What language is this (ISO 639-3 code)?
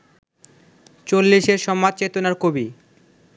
ben